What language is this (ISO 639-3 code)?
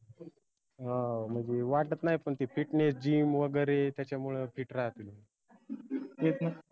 mar